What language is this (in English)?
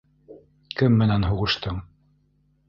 Bashkir